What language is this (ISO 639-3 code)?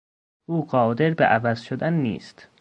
fas